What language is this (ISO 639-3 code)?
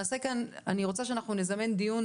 heb